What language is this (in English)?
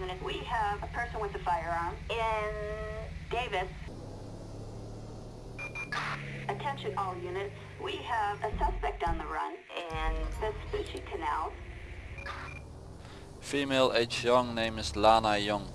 Dutch